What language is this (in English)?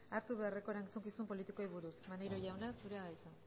Basque